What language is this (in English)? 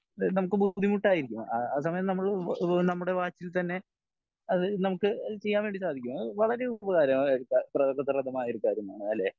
Malayalam